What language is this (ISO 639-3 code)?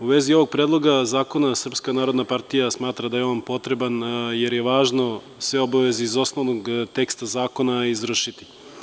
srp